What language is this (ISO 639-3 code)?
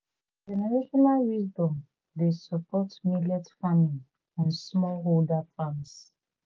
pcm